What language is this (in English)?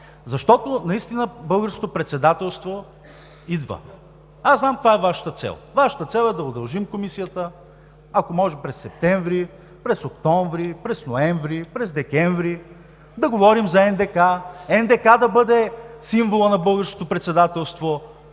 Bulgarian